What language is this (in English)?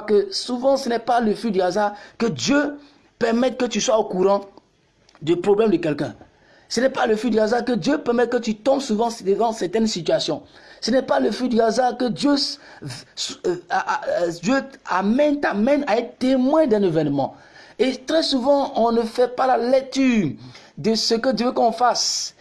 French